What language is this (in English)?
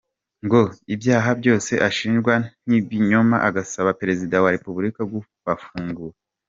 Kinyarwanda